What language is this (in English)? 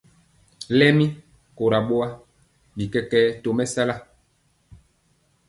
Mpiemo